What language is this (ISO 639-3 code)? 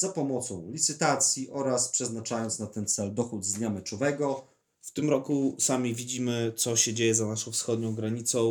pol